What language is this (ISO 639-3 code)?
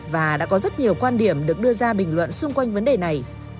vie